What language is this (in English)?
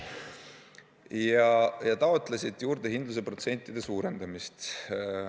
Estonian